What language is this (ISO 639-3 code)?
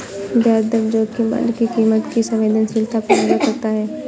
hin